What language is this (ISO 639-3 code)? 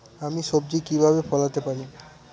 ben